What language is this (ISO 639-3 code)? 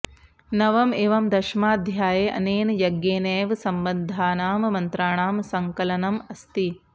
san